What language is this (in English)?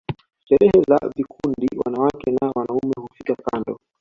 Swahili